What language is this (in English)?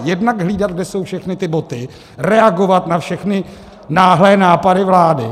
Czech